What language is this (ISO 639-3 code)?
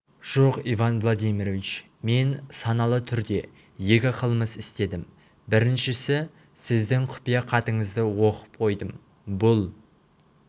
kaz